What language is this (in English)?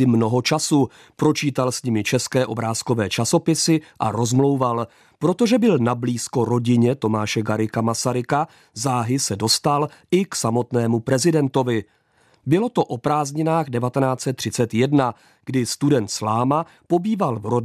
Czech